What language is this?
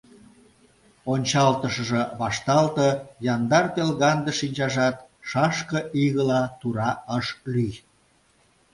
Mari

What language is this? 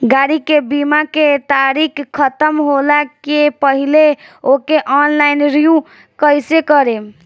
Bhojpuri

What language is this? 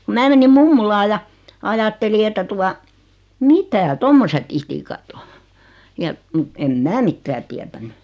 Finnish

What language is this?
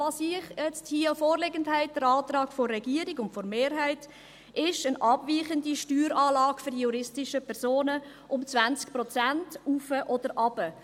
Swiss German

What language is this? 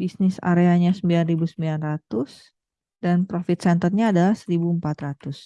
Indonesian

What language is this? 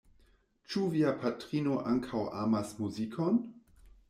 Esperanto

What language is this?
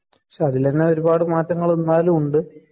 Malayalam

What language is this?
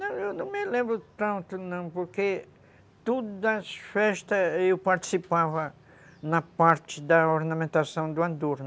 Portuguese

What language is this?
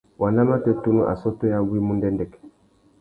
Tuki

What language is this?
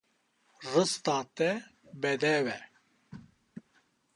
Kurdish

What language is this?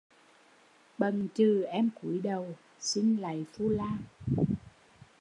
Vietnamese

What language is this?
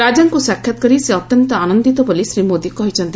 Odia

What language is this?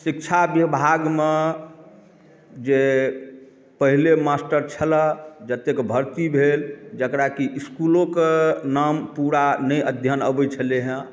Maithili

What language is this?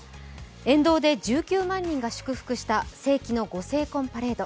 Japanese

